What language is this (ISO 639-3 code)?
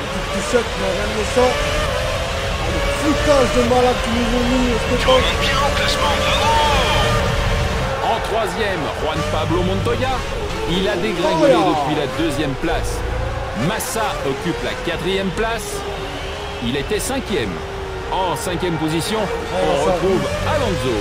fra